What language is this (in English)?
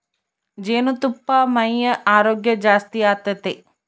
Kannada